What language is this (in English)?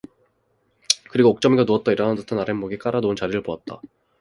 Korean